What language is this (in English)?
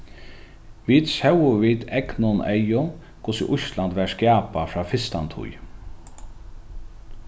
Faroese